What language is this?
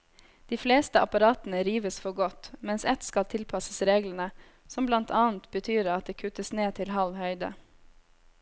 Norwegian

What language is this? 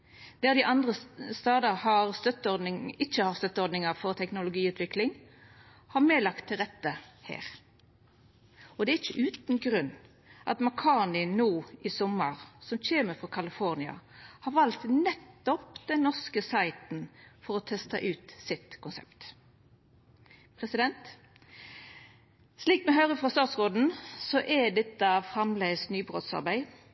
Norwegian Nynorsk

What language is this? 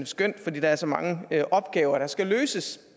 Danish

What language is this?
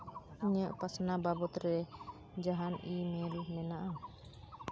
Santali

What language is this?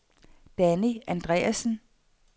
Danish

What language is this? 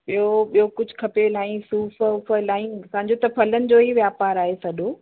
Sindhi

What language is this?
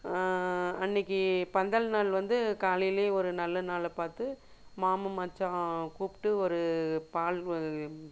Tamil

